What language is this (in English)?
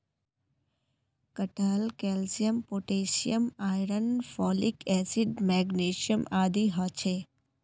Magahi